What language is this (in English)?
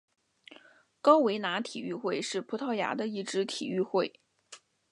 Chinese